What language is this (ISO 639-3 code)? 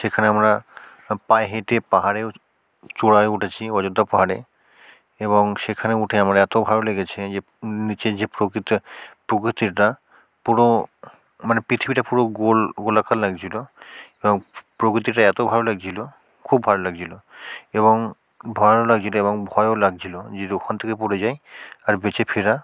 ben